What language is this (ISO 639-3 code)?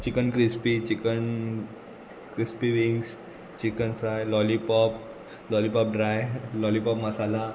kok